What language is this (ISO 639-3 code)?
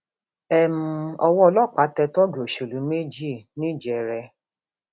yor